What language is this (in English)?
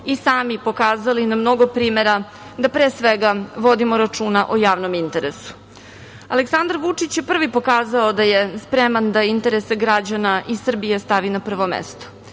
Serbian